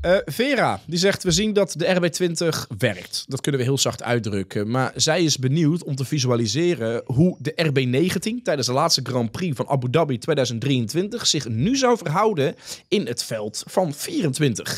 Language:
Dutch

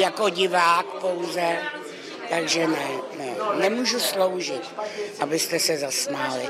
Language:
Czech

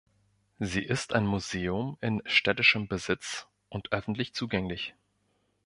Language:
German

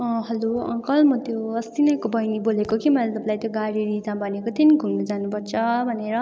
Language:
Nepali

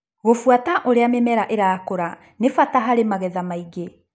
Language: Kikuyu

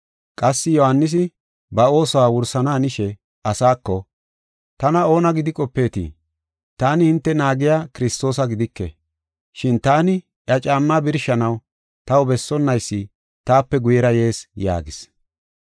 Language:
Gofa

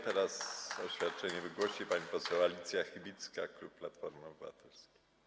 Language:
Polish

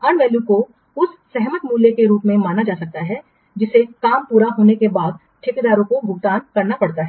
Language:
Hindi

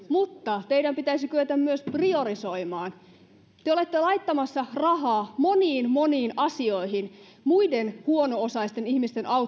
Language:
Finnish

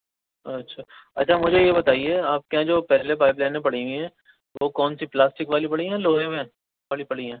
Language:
Urdu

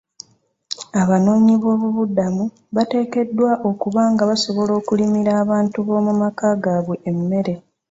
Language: Ganda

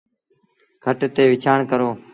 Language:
Sindhi Bhil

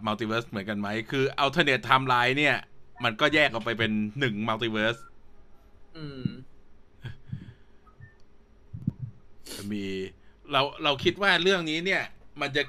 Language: Thai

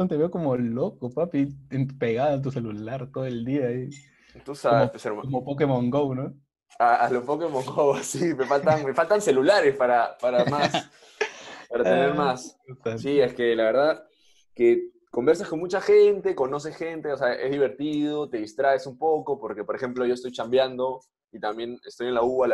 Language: Spanish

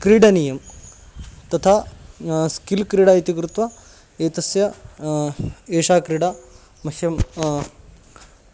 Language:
Sanskrit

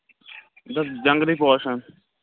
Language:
Kashmiri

